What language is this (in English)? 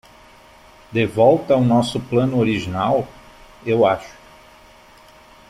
Portuguese